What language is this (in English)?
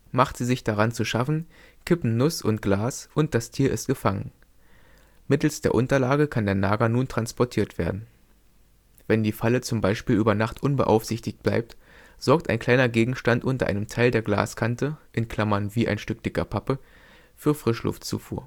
German